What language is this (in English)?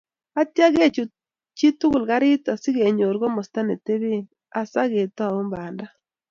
Kalenjin